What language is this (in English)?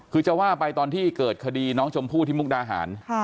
Thai